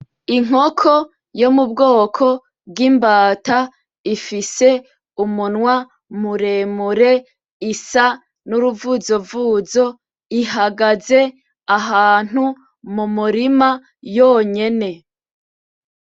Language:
Rundi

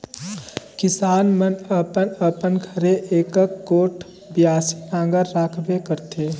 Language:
Chhattisgarhi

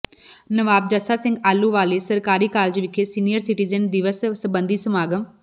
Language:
Punjabi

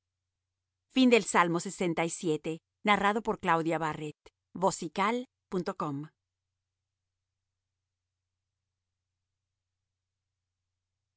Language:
Spanish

